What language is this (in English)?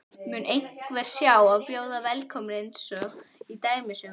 Icelandic